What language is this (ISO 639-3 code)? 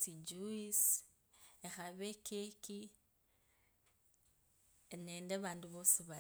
lkb